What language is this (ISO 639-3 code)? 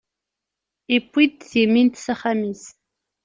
kab